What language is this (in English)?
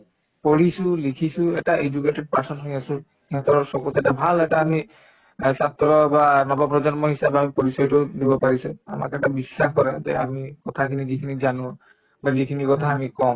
Assamese